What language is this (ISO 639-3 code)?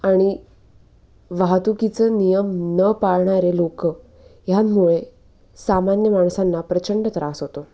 mar